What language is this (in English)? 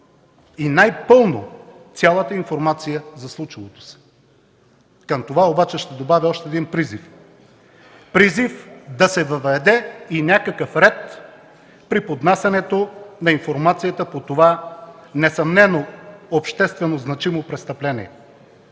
Bulgarian